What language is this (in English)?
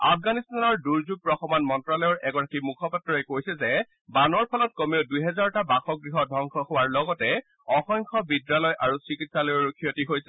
Assamese